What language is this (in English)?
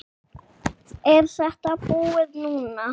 Icelandic